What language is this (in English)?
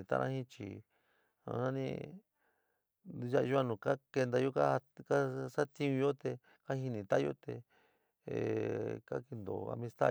San Miguel El Grande Mixtec